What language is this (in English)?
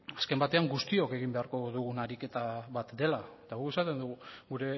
Basque